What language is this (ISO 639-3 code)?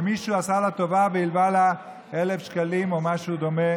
heb